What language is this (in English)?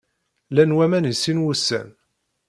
Kabyle